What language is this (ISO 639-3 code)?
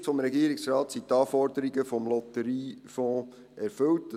gsw